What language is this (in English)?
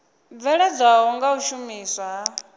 Venda